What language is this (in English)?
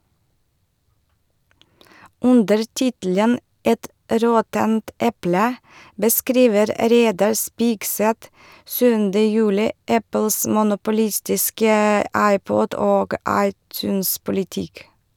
Norwegian